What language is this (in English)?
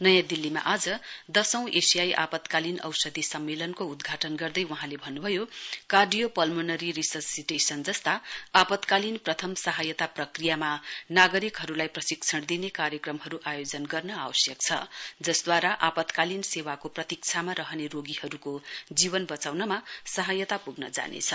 Nepali